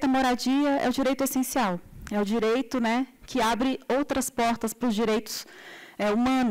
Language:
Portuguese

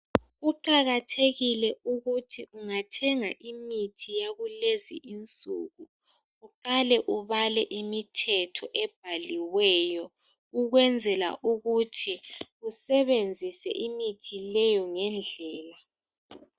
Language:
North Ndebele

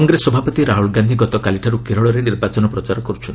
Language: Odia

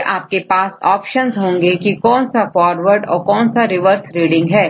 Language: Hindi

